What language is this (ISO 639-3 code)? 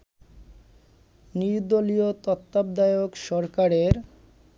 ben